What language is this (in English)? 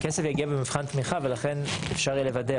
Hebrew